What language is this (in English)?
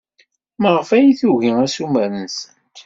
Kabyle